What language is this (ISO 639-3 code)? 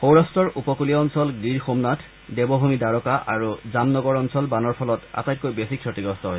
asm